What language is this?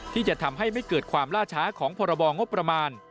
Thai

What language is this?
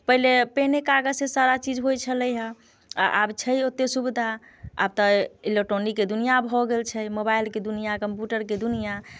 Maithili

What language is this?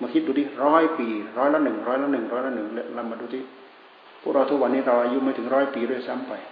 Thai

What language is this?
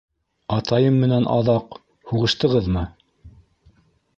Bashkir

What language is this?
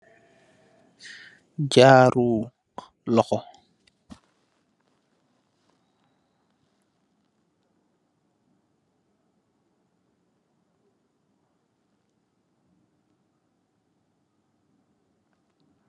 Wolof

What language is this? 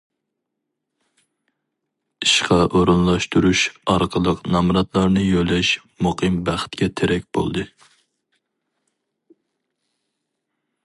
Uyghur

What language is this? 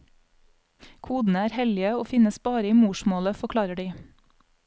Norwegian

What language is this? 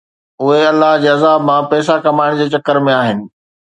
Sindhi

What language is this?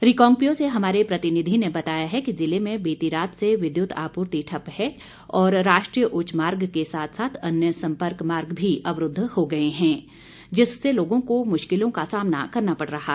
Hindi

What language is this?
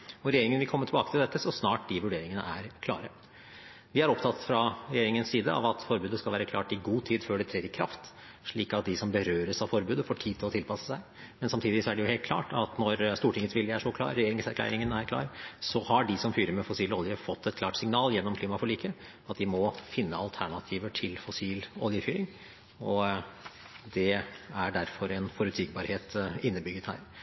Norwegian Bokmål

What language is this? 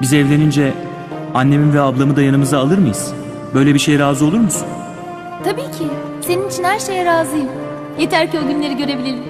Turkish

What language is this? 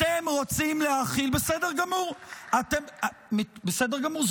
Hebrew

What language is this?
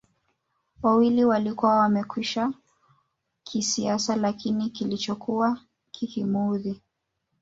Swahili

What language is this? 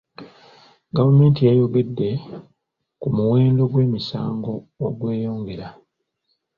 Ganda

